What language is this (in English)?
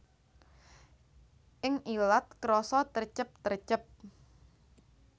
Javanese